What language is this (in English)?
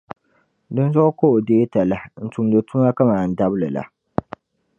Dagbani